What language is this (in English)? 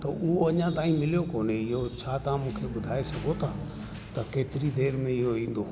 Sindhi